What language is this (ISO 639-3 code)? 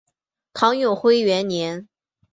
zho